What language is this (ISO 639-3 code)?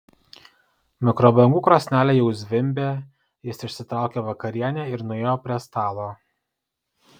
lit